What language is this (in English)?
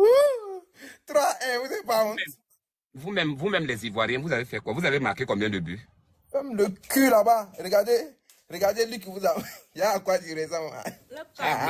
French